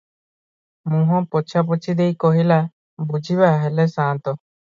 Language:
Odia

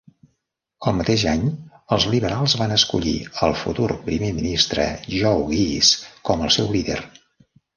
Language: Catalan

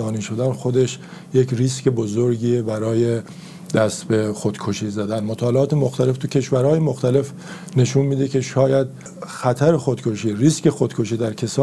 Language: Persian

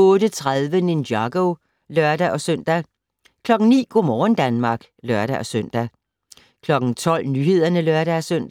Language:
Danish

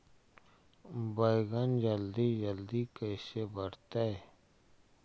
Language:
Magahi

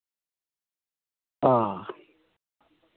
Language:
Santali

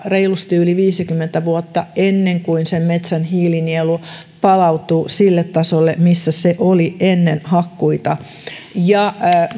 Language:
Finnish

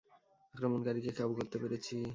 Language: Bangla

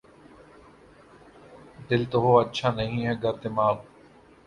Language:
Urdu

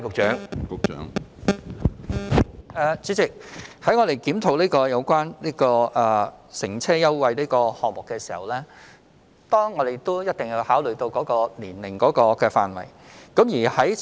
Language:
Cantonese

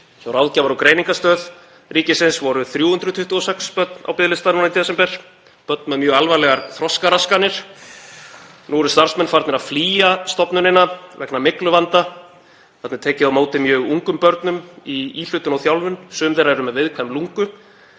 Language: Icelandic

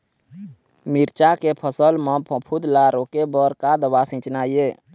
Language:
Chhattisgarhi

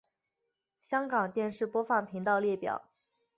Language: Chinese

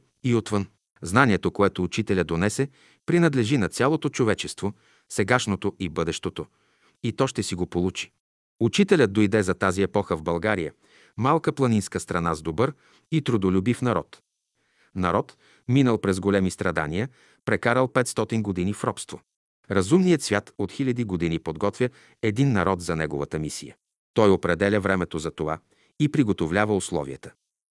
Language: Bulgarian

